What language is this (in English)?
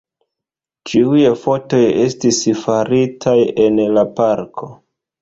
Esperanto